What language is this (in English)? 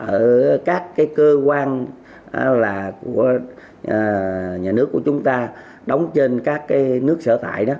Vietnamese